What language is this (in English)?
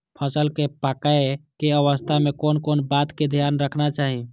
Maithili